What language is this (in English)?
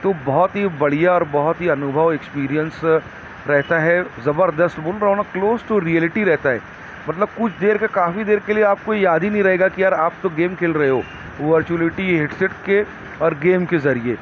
Urdu